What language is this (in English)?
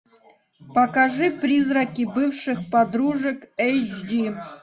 Russian